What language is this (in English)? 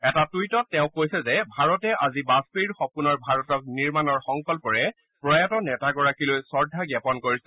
Assamese